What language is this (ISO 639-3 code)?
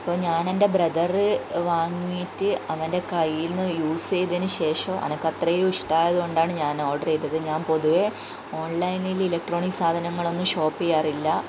mal